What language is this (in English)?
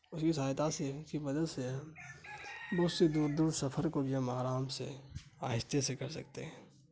Urdu